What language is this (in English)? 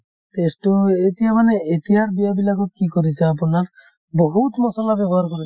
Assamese